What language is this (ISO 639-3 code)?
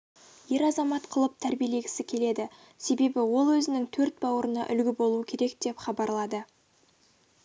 kaz